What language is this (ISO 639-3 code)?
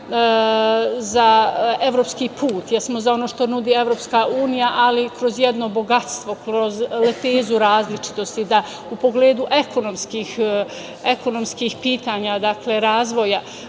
srp